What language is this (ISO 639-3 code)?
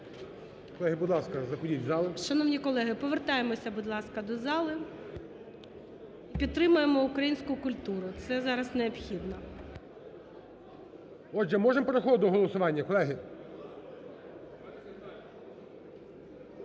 ukr